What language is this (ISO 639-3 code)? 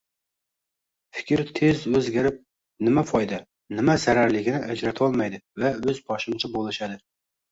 uzb